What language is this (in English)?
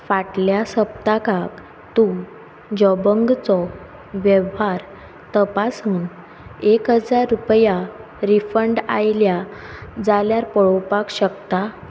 Konkani